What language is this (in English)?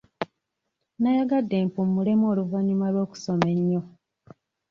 Ganda